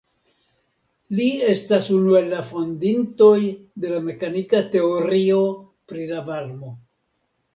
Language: Esperanto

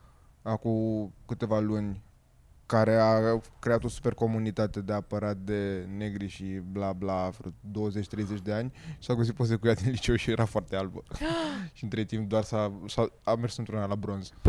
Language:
Romanian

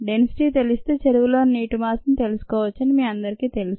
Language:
Telugu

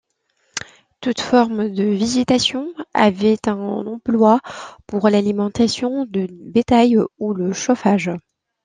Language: French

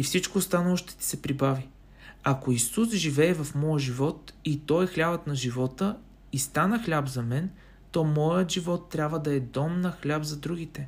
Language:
Bulgarian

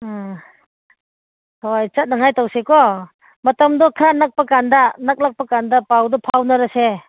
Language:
Manipuri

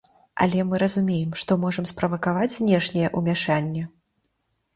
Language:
Belarusian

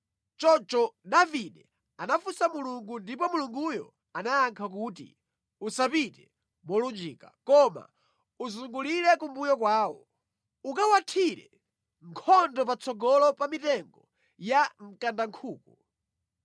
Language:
Nyanja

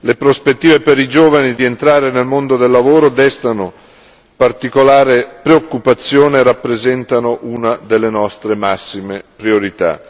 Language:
Italian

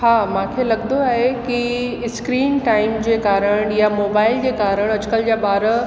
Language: Sindhi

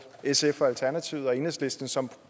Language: Danish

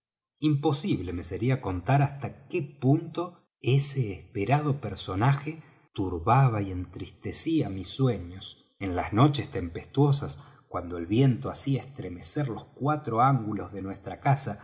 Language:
Spanish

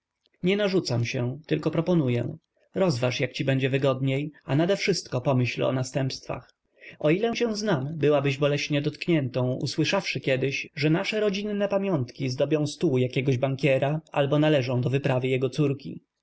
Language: Polish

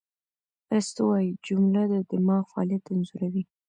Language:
Pashto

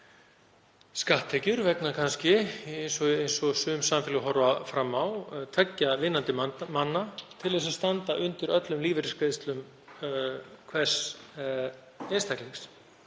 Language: Icelandic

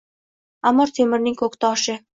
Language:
Uzbek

